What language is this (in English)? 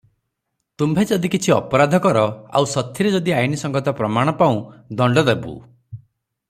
Odia